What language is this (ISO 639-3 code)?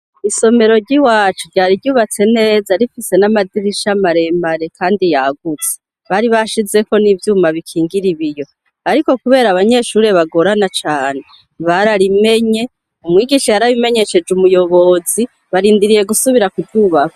run